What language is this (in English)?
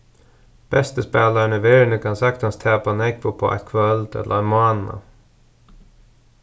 Faroese